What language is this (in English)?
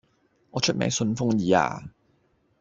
Cantonese